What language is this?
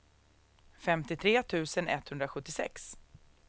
Swedish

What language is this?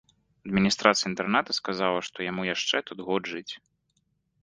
Belarusian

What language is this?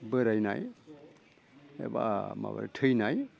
Bodo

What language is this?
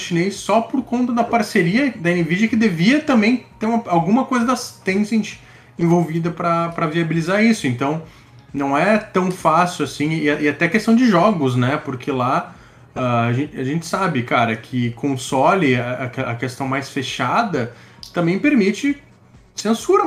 Portuguese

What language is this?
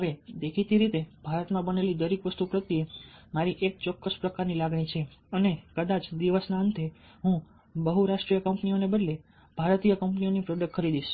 Gujarati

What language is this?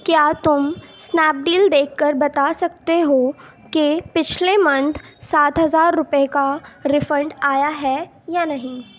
Urdu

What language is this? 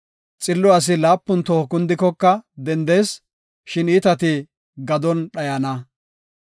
Gofa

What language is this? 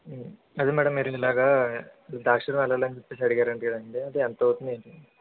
Telugu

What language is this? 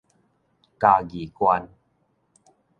Min Nan Chinese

